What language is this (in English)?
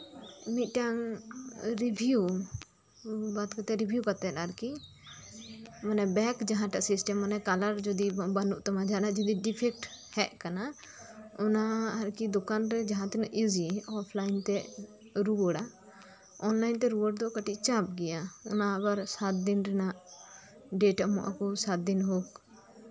Santali